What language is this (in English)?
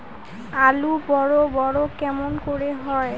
Bangla